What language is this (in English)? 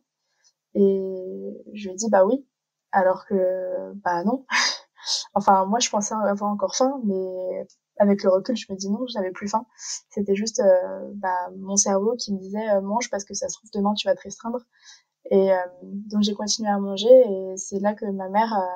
French